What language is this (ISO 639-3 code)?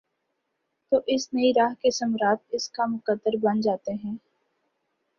urd